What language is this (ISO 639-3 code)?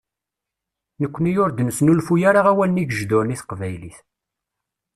kab